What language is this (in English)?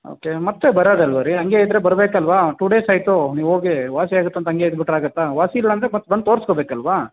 Kannada